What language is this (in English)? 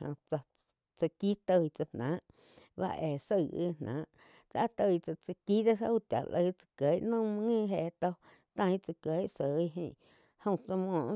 Quiotepec Chinantec